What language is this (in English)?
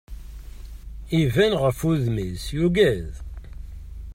Kabyle